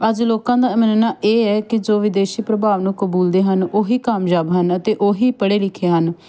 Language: Punjabi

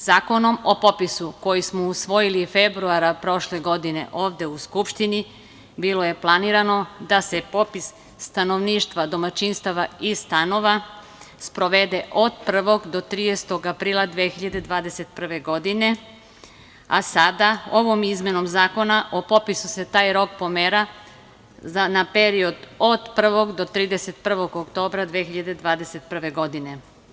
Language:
Serbian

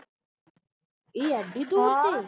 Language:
Punjabi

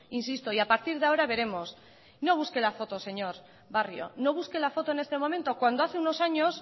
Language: Spanish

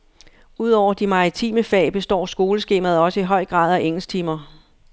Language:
Danish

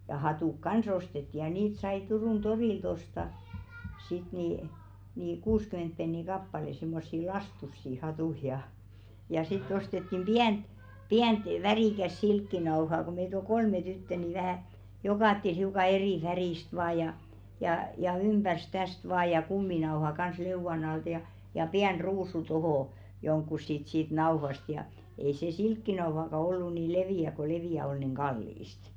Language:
Finnish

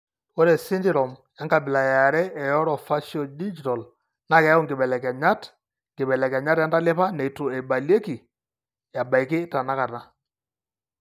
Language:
Masai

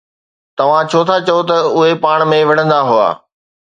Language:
Sindhi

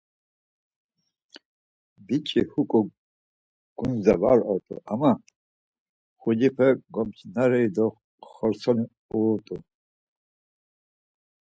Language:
Laz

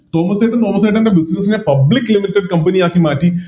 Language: Malayalam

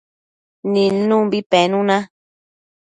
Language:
Matsés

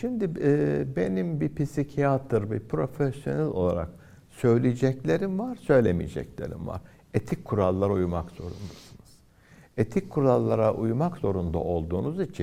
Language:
Turkish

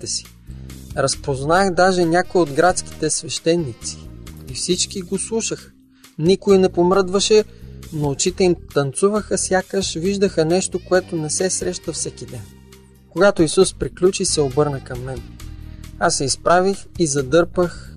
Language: Bulgarian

